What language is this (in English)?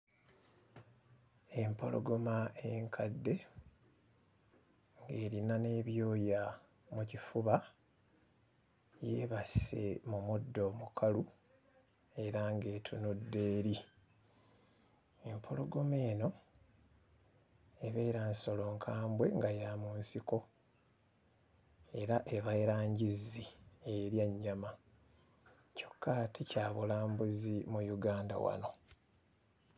Ganda